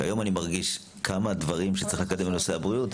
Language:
Hebrew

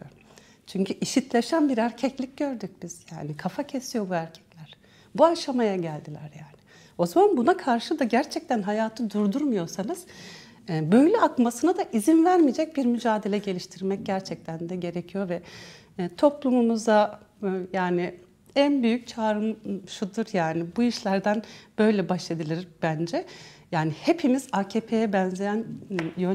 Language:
Turkish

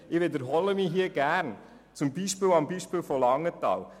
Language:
Swiss German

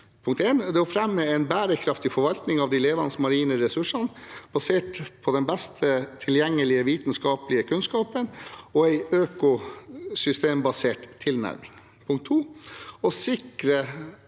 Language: Norwegian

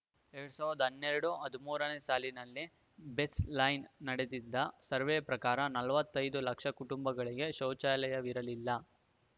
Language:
Kannada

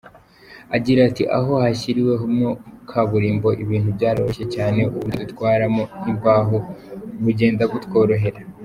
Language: Kinyarwanda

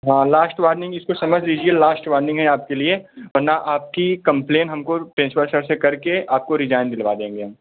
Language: Hindi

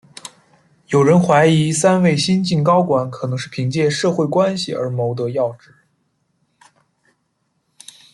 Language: Chinese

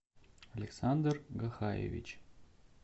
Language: Russian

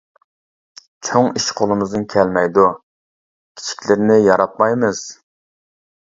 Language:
Uyghur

